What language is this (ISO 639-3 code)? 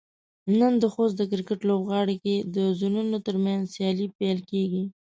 pus